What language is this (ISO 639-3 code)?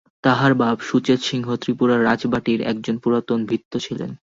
ben